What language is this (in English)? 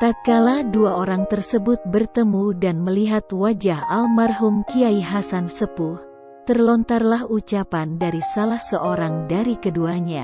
Indonesian